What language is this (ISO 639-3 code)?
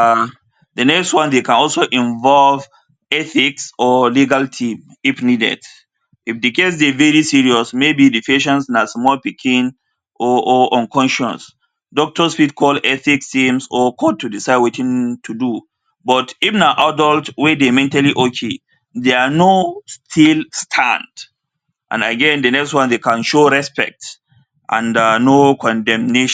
pcm